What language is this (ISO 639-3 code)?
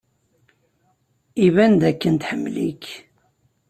kab